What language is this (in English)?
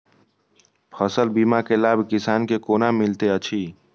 Maithili